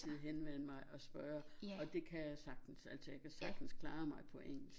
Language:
Danish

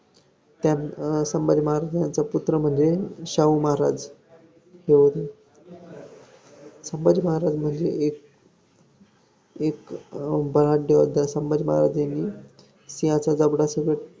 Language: Marathi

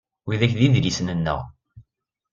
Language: Kabyle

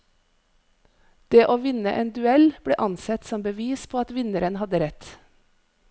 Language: Norwegian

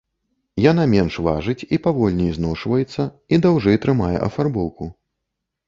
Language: Belarusian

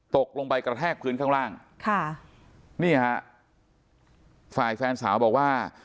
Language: Thai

